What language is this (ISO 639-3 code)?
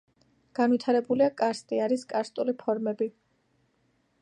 kat